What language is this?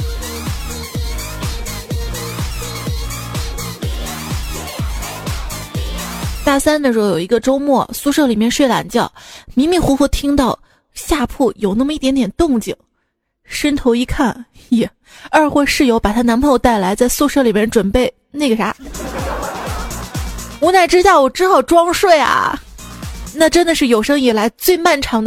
Chinese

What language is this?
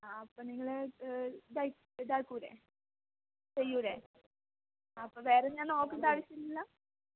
Malayalam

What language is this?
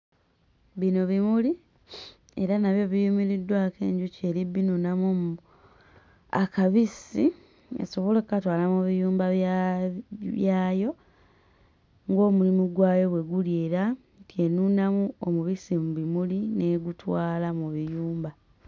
Ganda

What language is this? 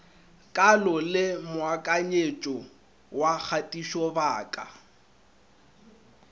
Northern Sotho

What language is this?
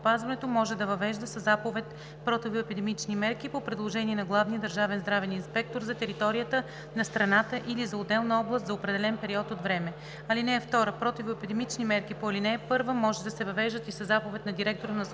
Bulgarian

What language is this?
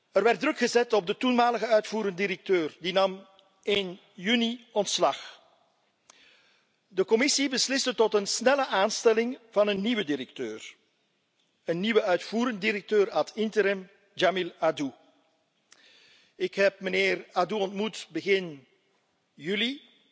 Dutch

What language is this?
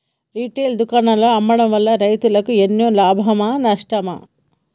Telugu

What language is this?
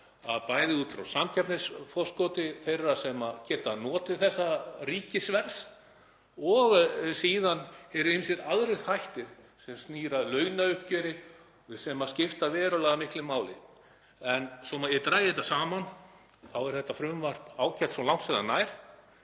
Icelandic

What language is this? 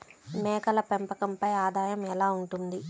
Telugu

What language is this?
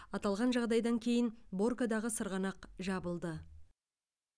Kazakh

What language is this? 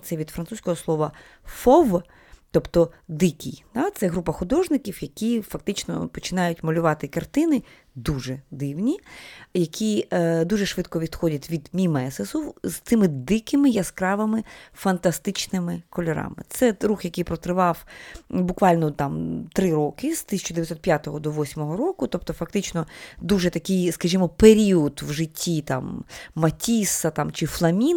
Ukrainian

